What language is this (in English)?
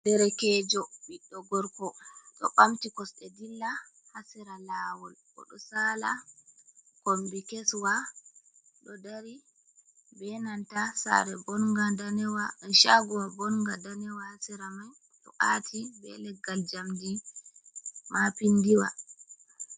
Fula